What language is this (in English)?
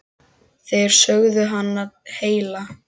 Icelandic